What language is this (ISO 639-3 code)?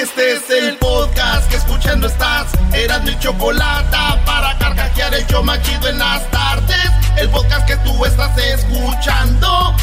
spa